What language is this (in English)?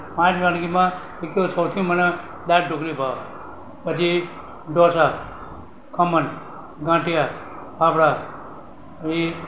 Gujarati